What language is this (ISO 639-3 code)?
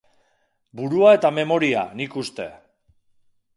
eus